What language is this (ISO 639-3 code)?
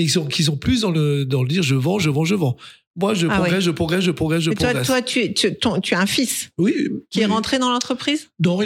fra